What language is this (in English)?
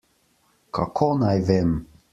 Slovenian